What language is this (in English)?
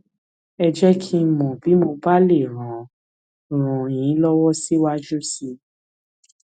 Yoruba